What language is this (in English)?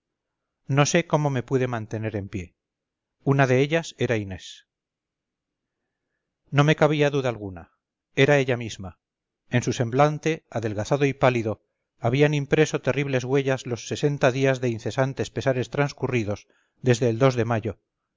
Spanish